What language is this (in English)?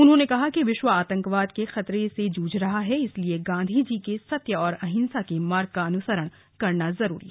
Hindi